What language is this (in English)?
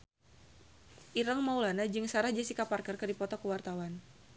Sundanese